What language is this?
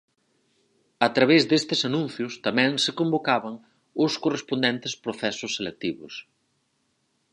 Galician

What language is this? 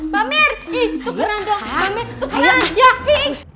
Indonesian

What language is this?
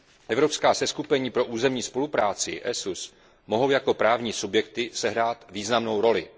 Czech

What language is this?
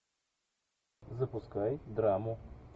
Russian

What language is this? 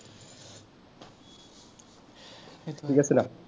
Assamese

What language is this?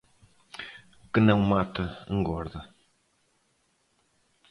Portuguese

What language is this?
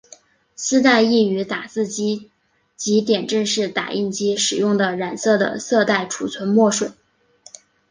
Chinese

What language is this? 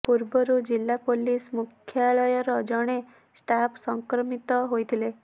Odia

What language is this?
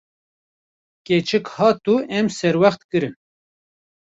Kurdish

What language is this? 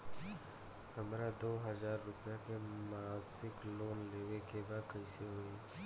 Bhojpuri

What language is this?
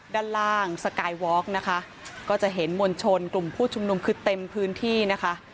Thai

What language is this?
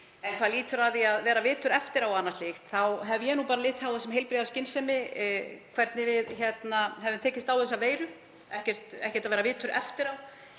Icelandic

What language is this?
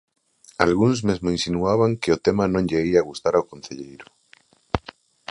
Galician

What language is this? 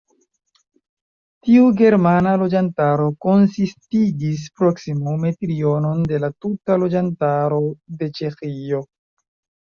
Esperanto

